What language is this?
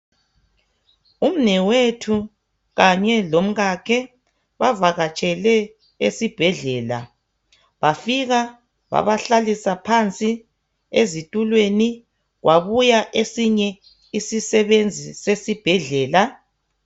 North Ndebele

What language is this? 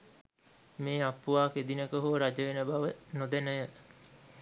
Sinhala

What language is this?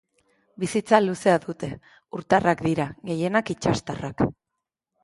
Basque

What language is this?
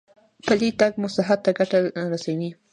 Pashto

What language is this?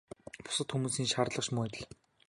Mongolian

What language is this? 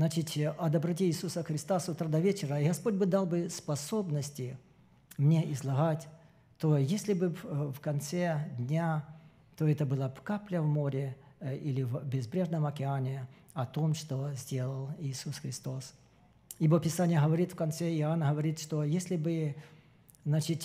Russian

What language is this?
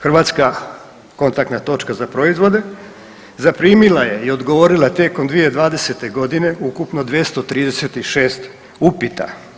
Croatian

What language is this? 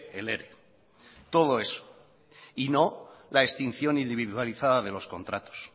Spanish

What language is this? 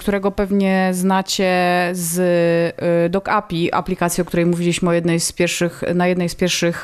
Polish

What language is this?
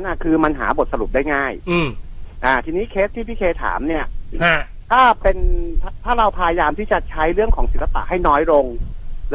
Thai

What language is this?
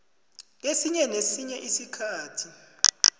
South Ndebele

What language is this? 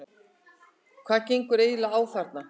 Icelandic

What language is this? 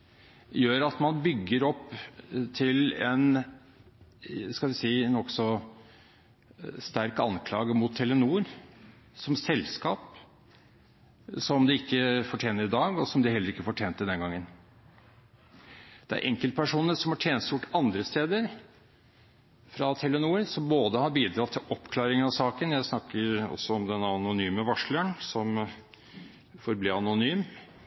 Norwegian Bokmål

